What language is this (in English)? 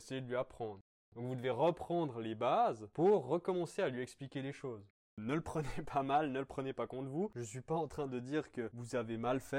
French